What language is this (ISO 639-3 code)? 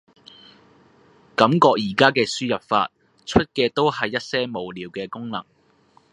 yue